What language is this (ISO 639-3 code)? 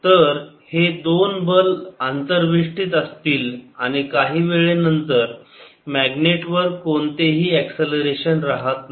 mar